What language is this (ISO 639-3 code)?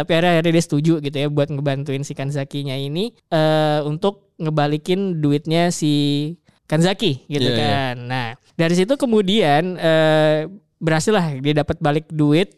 ind